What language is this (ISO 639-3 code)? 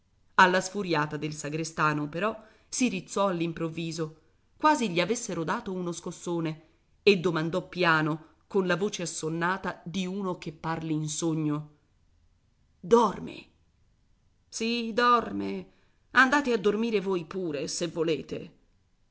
ita